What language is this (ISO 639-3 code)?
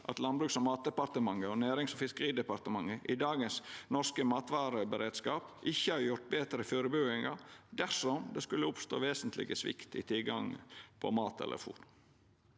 nor